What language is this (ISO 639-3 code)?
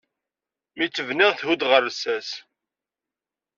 kab